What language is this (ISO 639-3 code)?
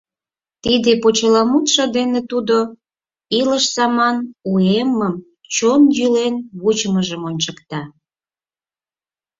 chm